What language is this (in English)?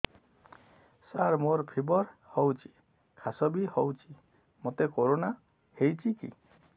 Odia